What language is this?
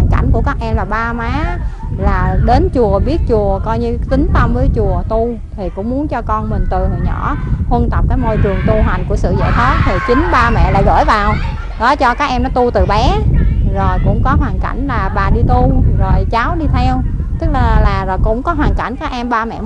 Vietnamese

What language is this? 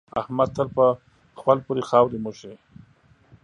Pashto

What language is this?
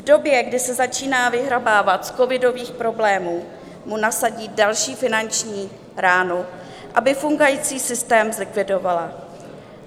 Czech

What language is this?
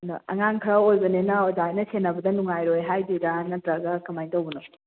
Manipuri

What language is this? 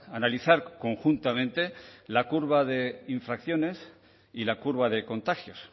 Spanish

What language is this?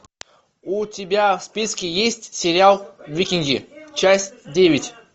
Russian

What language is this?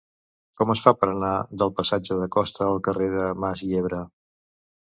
Catalan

